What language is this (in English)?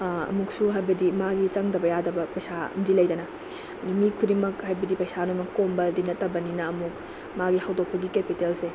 Manipuri